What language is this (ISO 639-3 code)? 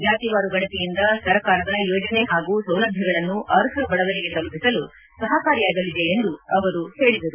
kan